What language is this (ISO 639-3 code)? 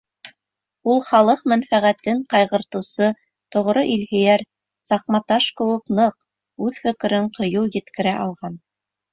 bak